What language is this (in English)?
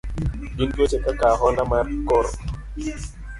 Luo (Kenya and Tanzania)